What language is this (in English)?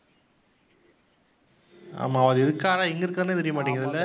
Tamil